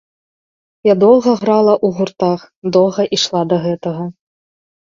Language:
Belarusian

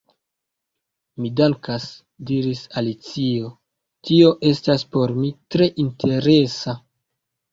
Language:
Esperanto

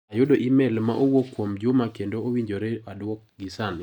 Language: Luo (Kenya and Tanzania)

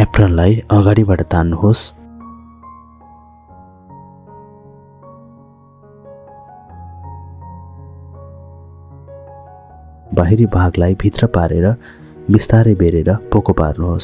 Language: Hindi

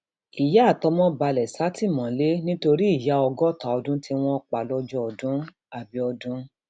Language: Yoruba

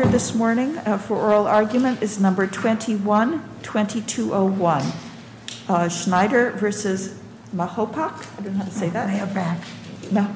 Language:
English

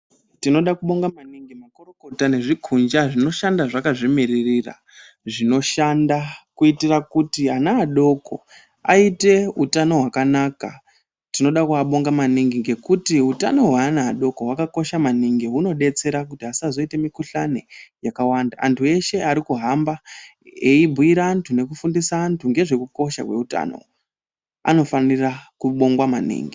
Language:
Ndau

